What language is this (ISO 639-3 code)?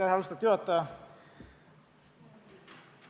est